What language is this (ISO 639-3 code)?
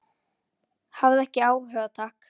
isl